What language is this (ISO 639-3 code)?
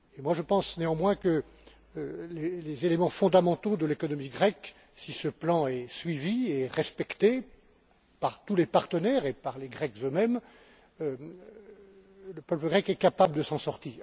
fra